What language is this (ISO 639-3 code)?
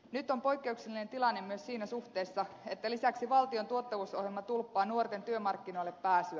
fin